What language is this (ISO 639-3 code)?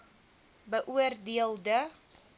afr